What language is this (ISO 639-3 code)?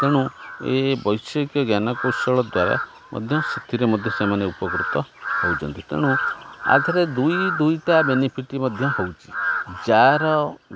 ori